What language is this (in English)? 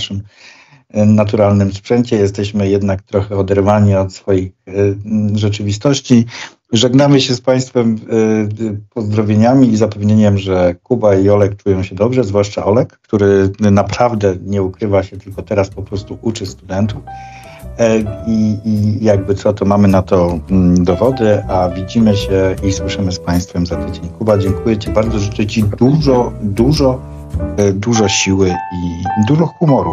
Polish